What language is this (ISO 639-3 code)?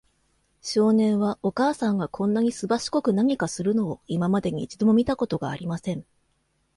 jpn